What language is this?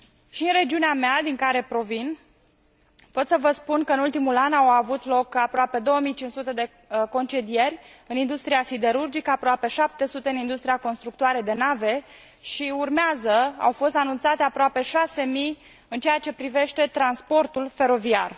Romanian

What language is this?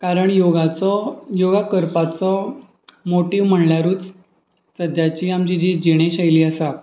Konkani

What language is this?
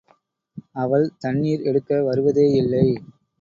Tamil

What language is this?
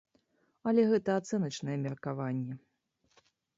Belarusian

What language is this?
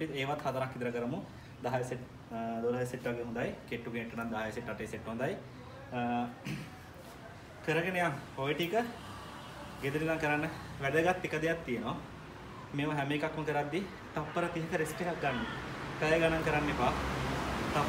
Indonesian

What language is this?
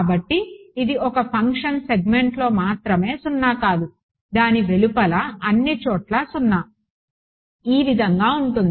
Telugu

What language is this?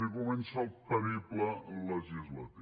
Catalan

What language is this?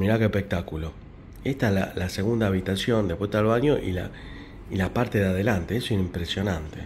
Spanish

